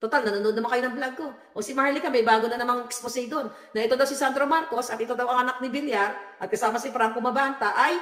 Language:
Filipino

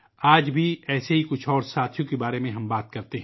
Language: Urdu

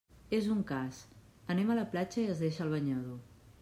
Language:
Catalan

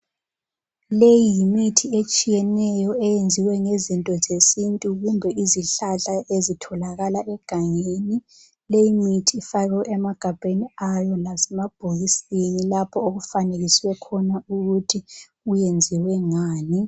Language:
North Ndebele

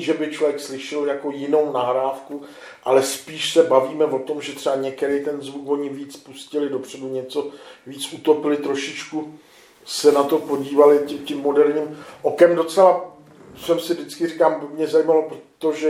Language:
Czech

